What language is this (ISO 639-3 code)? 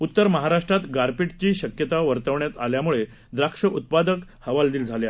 mar